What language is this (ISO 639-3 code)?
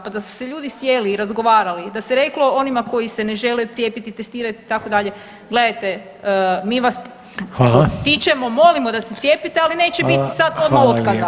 hrv